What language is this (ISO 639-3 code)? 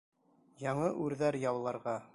bak